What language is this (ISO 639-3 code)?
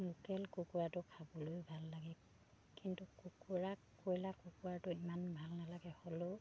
asm